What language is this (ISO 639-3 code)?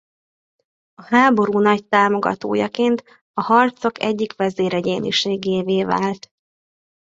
hun